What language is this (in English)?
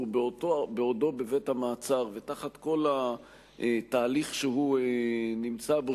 Hebrew